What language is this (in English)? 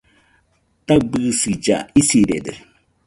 Nüpode Huitoto